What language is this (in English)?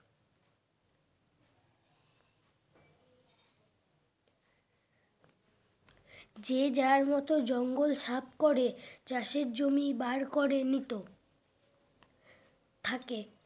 Bangla